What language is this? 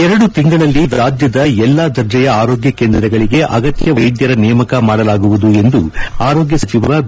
Kannada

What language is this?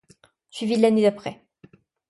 French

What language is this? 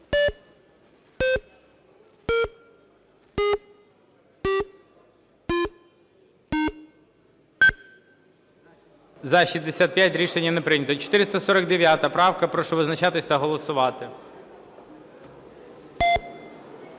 Ukrainian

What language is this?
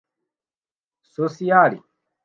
Kinyarwanda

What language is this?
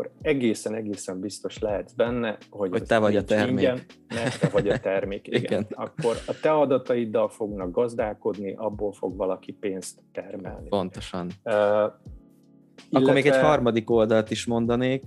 Hungarian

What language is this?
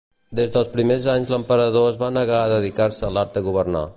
Catalan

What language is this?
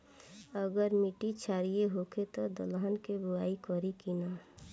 Bhojpuri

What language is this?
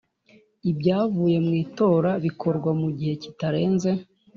Kinyarwanda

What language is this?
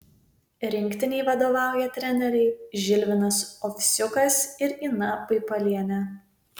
Lithuanian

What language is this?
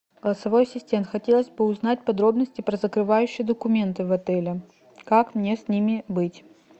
Russian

